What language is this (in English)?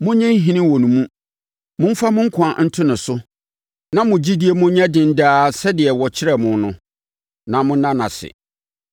Akan